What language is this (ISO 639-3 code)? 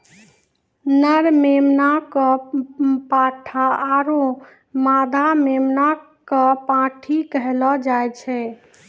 mai